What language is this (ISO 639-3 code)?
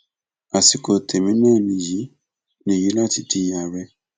yor